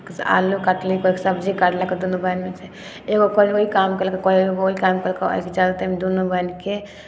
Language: Maithili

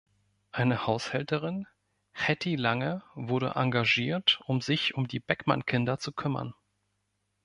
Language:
German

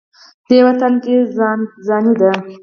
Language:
Pashto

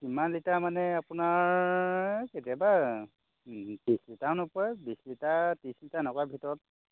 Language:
Assamese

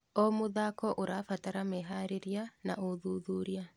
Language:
Kikuyu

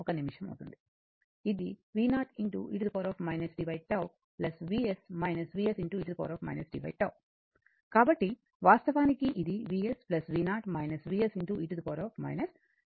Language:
Telugu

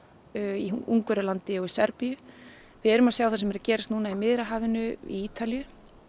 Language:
Icelandic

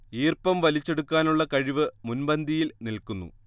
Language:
Malayalam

